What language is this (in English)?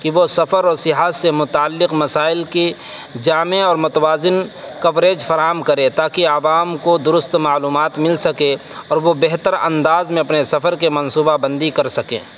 Urdu